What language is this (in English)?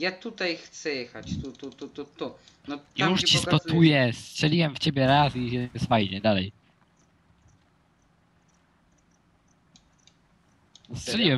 Polish